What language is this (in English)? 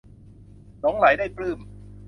Thai